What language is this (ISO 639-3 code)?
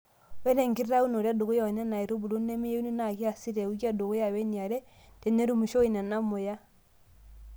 mas